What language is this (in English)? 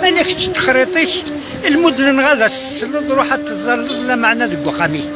Arabic